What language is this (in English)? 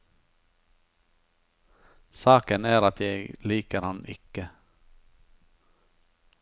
Norwegian